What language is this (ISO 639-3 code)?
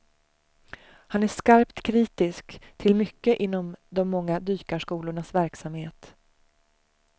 swe